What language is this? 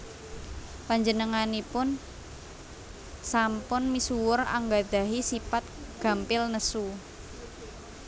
Javanese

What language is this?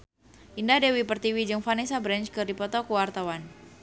Sundanese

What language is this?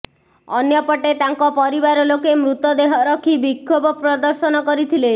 Odia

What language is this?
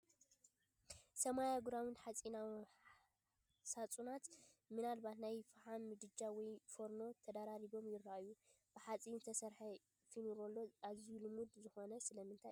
Tigrinya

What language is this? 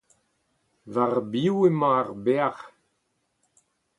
Breton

